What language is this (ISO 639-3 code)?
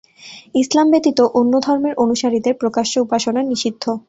ben